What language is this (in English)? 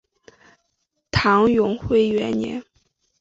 Chinese